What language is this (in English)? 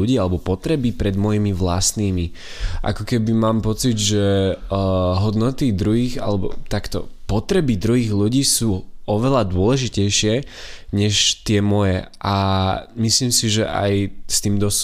Slovak